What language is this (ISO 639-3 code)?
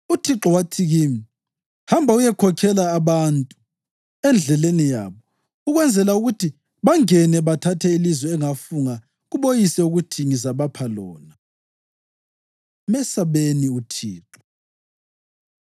nde